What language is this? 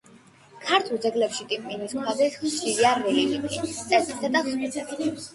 Georgian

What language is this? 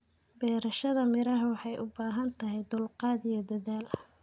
Somali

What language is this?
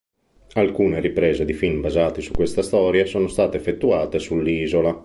Italian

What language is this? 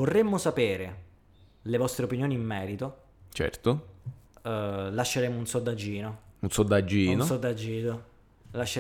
Italian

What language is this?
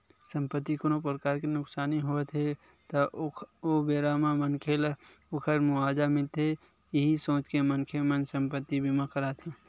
Chhattisgarhi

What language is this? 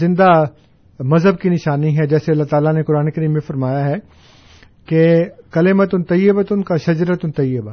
Urdu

